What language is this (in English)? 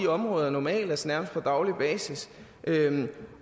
Danish